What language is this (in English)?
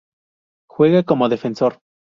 Spanish